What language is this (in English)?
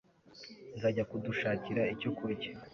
Kinyarwanda